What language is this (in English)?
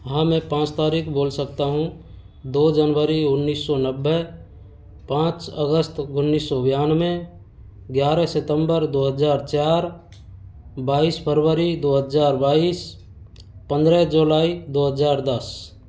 Hindi